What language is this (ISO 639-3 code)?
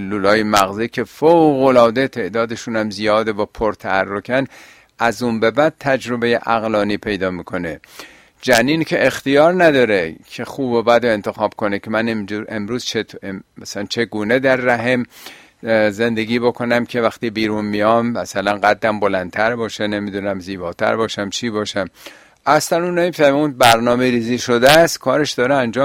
fas